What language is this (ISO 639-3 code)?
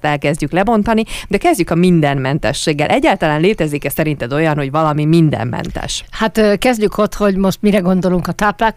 hun